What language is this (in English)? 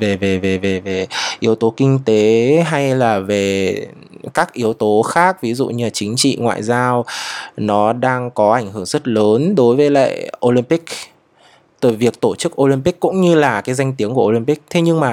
Vietnamese